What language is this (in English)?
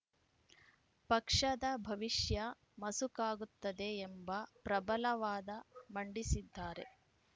Kannada